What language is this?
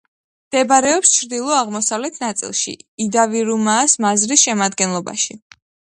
Georgian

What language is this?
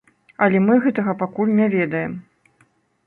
Belarusian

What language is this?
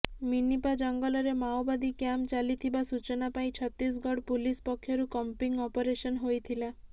Odia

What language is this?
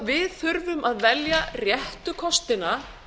Icelandic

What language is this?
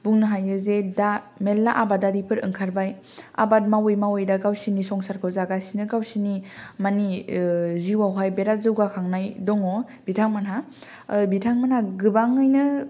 Bodo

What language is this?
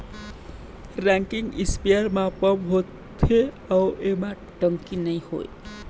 Chhattisgarhi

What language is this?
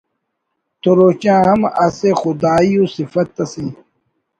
Brahui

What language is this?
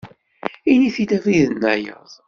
Kabyle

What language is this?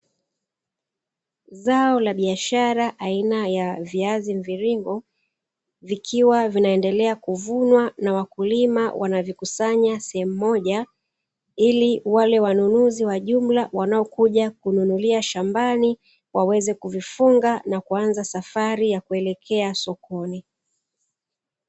Swahili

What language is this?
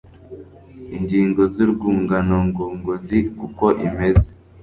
Kinyarwanda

